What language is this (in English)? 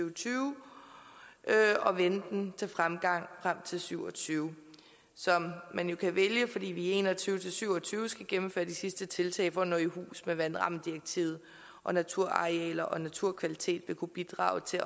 Danish